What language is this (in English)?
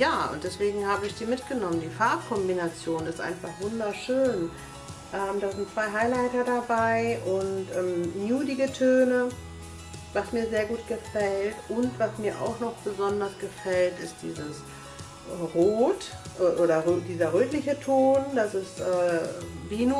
German